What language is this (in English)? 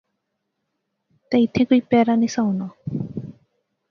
Pahari-Potwari